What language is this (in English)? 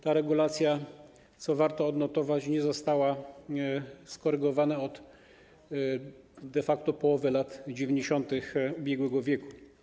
Polish